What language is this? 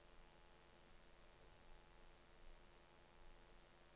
Norwegian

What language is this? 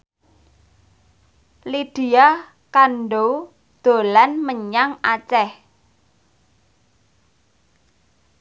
Javanese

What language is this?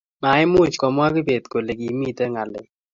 Kalenjin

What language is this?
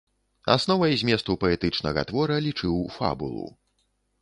Belarusian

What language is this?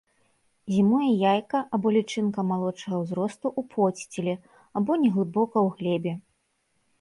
Belarusian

